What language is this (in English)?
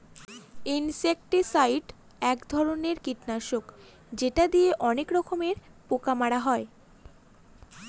Bangla